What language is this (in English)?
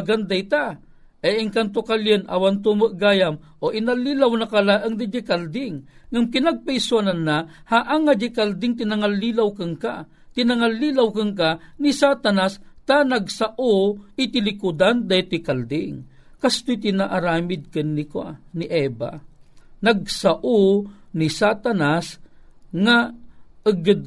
Filipino